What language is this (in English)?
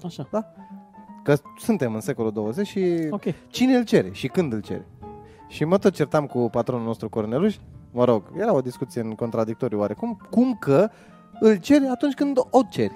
Romanian